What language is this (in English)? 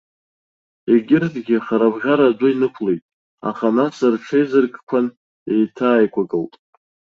Abkhazian